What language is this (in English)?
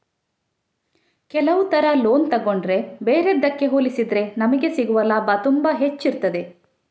Kannada